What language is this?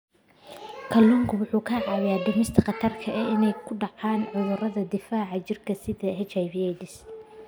Somali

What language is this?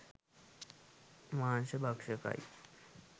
Sinhala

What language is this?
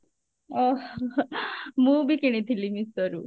Odia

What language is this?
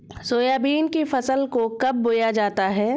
Hindi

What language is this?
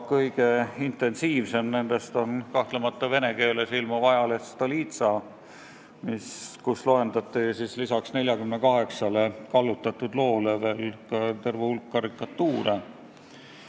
Estonian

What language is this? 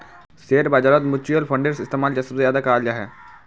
Magahi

